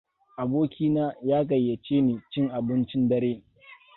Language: Hausa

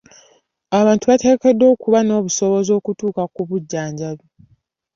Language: Ganda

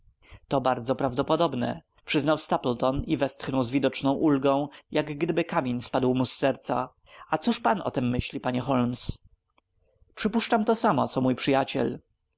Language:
Polish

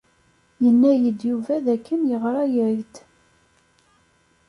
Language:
Kabyle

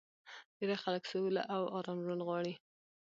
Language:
Pashto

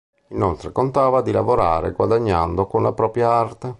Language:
Italian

